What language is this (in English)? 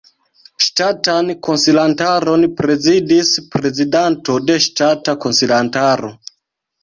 Esperanto